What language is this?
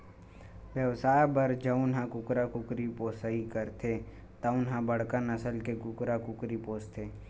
Chhattisgarhi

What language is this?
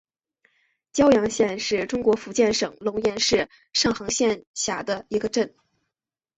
Chinese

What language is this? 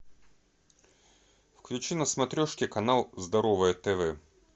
Russian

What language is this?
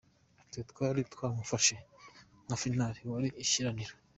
Kinyarwanda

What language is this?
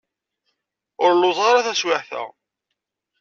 Kabyle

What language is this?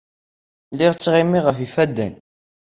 Kabyle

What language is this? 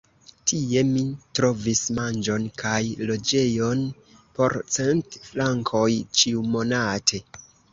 Esperanto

